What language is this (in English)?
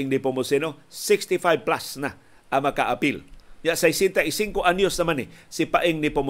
Filipino